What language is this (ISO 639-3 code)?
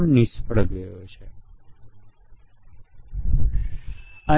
guj